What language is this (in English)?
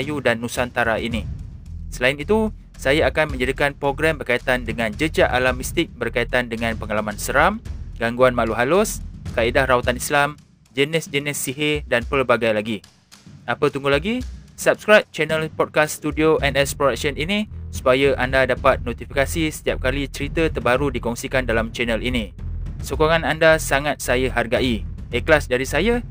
Malay